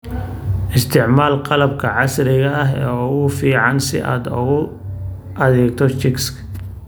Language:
Somali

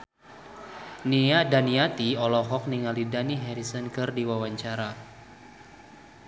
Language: Sundanese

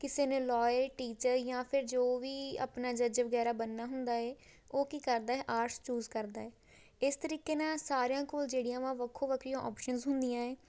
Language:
Punjabi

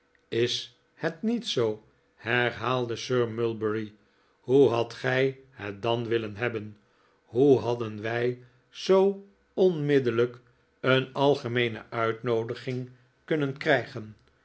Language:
Dutch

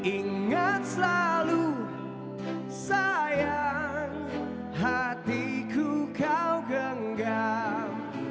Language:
Indonesian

